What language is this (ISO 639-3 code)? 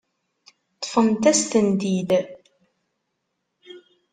kab